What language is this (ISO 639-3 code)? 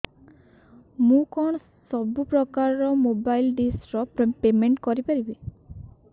ori